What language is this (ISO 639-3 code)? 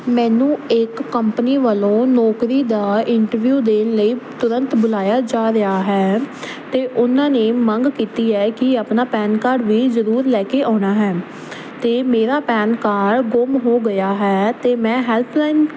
pan